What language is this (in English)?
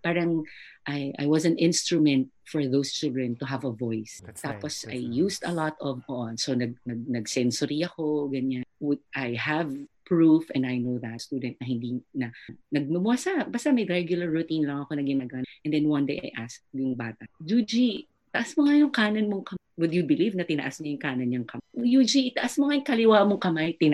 Filipino